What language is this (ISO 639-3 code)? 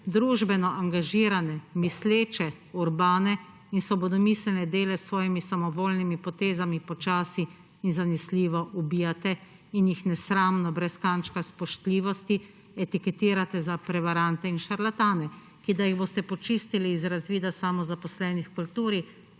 slv